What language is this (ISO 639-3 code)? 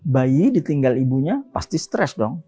ind